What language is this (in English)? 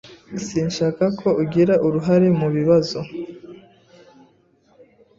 Kinyarwanda